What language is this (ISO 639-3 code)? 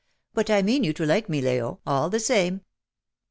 eng